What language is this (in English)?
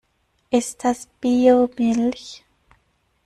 German